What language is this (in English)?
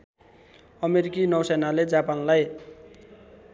Nepali